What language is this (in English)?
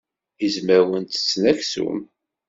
Kabyle